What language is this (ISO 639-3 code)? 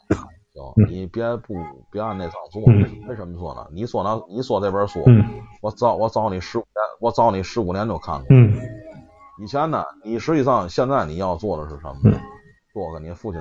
zho